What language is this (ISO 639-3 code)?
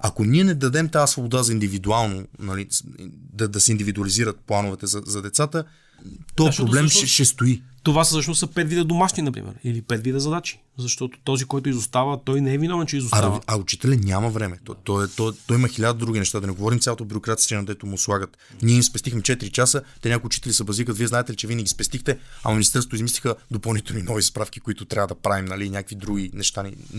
bul